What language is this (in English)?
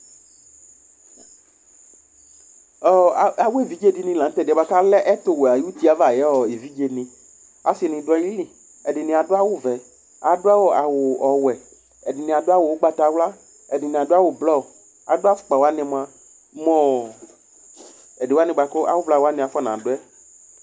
Ikposo